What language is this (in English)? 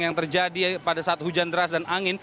Indonesian